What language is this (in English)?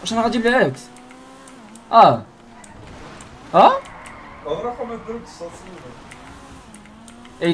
Arabic